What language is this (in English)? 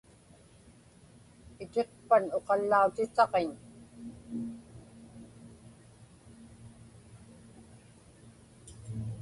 Inupiaq